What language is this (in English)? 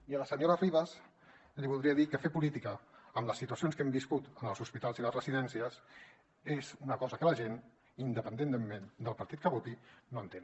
Catalan